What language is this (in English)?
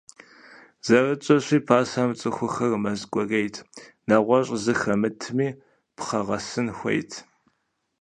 Kabardian